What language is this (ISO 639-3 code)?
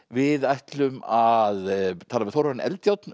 isl